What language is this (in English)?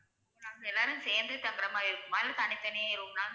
Tamil